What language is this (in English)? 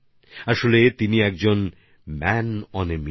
Bangla